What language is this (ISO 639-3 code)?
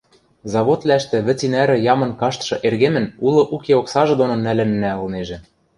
mrj